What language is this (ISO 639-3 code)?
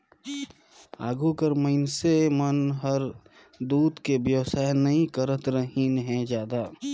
hne